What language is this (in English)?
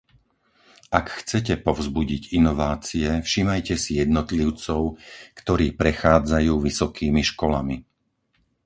Slovak